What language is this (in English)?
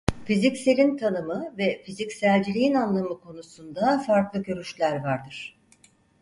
Turkish